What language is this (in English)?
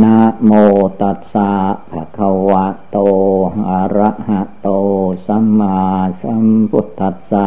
Thai